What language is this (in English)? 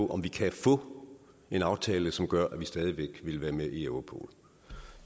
Danish